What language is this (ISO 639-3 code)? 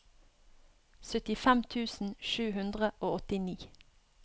nor